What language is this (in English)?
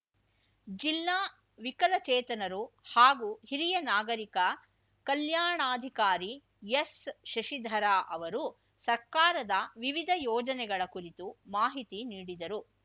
Kannada